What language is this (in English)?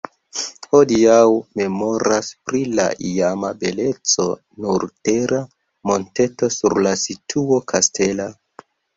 Esperanto